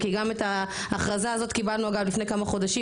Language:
Hebrew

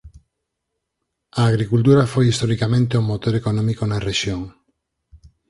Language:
Galician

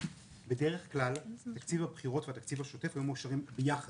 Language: Hebrew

